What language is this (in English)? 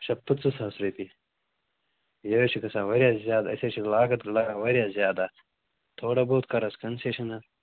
Kashmiri